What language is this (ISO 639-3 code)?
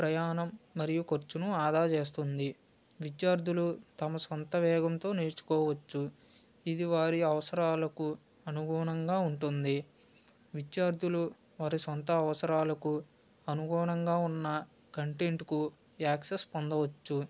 tel